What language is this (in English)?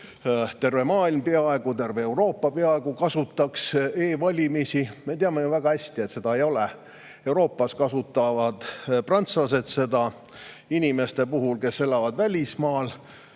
Estonian